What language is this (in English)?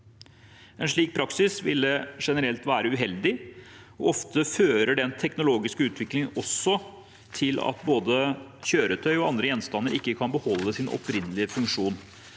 Norwegian